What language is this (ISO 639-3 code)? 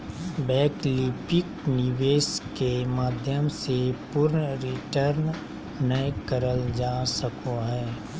mag